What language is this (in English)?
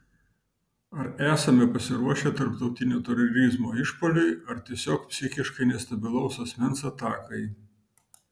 Lithuanian